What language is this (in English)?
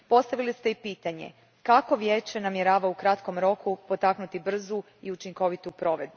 Croatian